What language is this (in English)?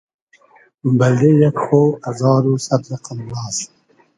Hazaragi